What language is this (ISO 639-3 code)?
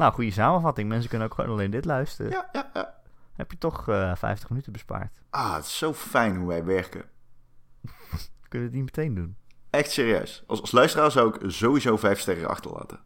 nld